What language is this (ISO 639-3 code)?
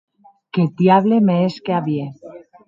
oci